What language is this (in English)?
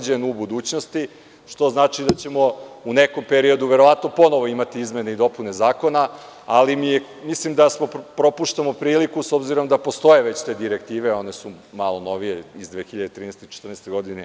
Serbian